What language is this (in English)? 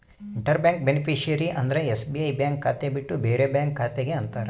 Kannada